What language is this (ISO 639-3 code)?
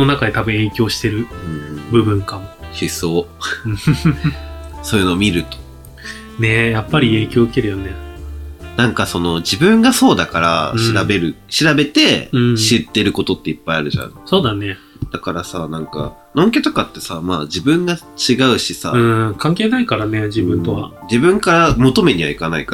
jpn